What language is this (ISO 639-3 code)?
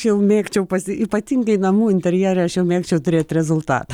lit